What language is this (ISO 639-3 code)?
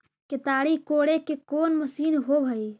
mag